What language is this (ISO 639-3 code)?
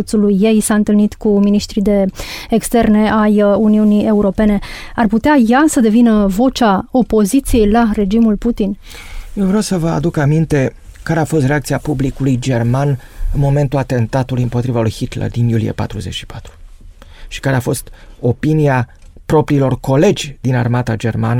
ron